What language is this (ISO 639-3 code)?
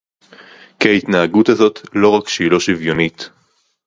heb